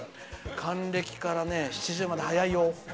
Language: Japanese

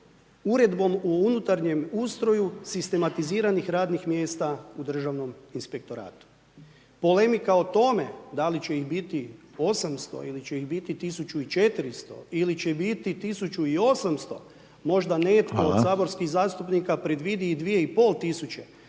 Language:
Croatian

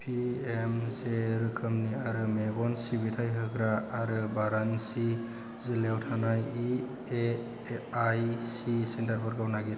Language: Bodo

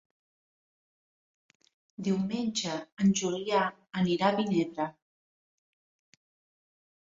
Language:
Catalan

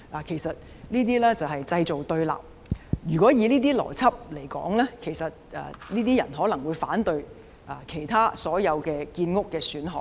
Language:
Cantonese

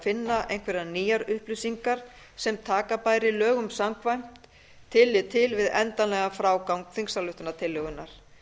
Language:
Icelandic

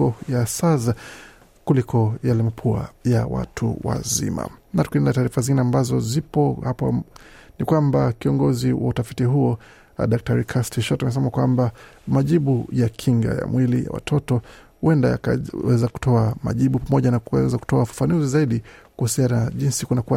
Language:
Swahili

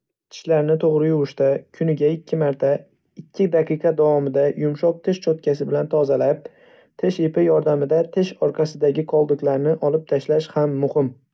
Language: Uzbek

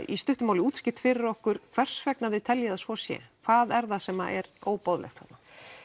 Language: Icelandic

